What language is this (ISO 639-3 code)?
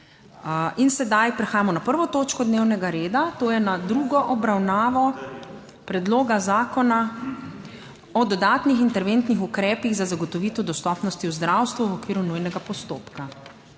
slv